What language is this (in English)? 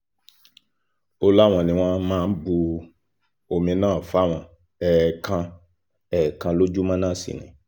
Yoruba